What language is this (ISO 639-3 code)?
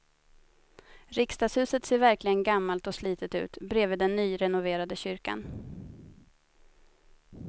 swe